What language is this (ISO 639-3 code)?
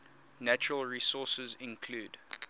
eng